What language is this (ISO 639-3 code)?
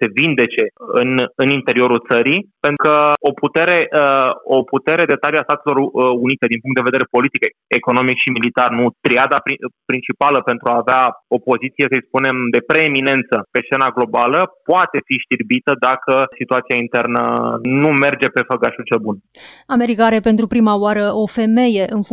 ron